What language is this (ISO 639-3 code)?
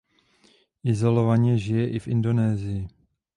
ces